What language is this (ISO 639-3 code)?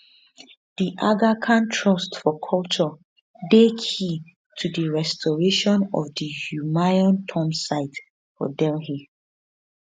pcm